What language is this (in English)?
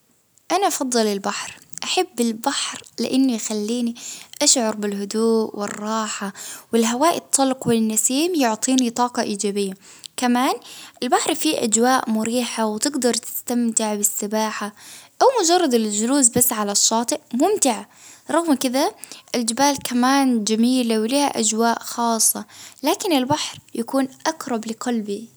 Baharna Arabic